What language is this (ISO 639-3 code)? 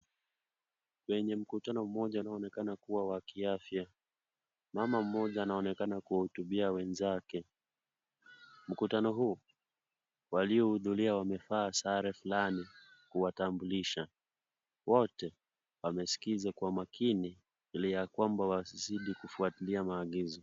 swa